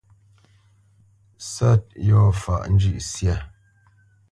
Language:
Bamenyam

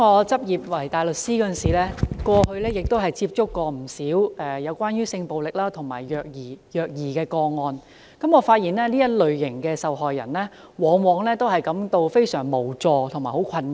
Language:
Cantonese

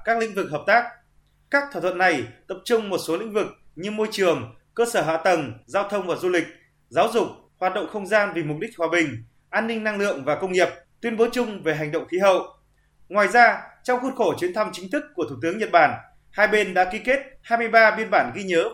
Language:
Vietnamese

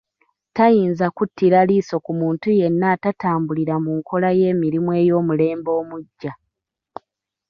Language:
Ganda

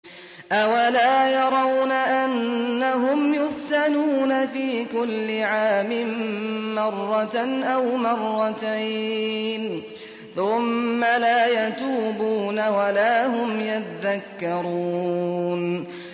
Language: Arabic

